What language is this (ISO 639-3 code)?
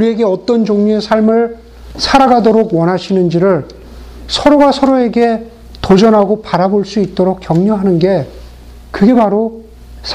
kor